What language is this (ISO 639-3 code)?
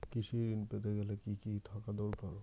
ben